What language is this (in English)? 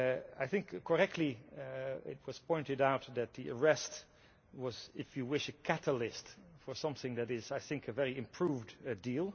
English